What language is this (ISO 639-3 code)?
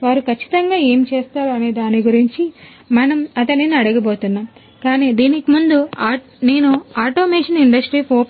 tel